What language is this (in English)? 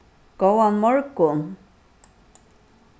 Faroese